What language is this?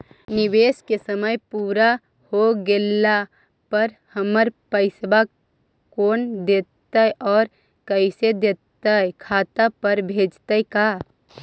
Magahi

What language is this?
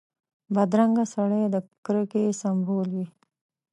Pashto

